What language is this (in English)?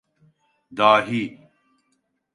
Turkish